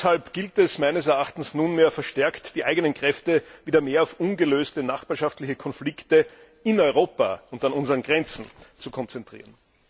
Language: German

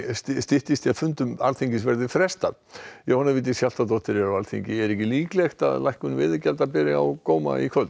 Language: Icelandic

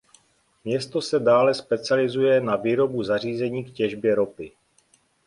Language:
Czech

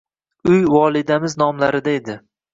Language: Uzbek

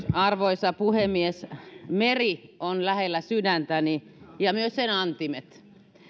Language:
Finnish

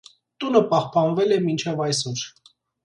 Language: Armenian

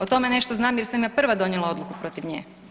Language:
Croatian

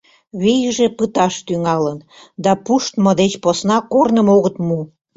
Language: Mari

